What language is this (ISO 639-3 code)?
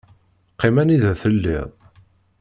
kab